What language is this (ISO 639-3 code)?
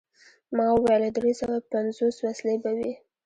pus